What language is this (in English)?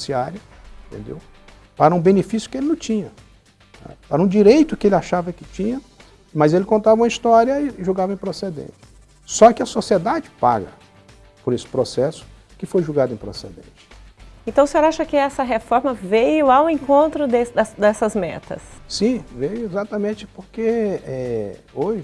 Portuguese